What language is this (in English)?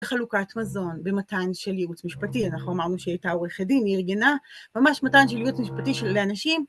Hebrew